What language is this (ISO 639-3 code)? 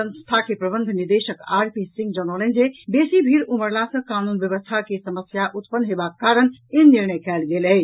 mai